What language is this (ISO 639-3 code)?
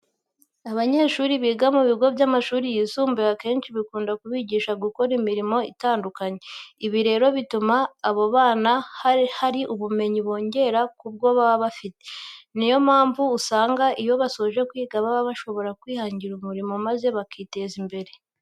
kin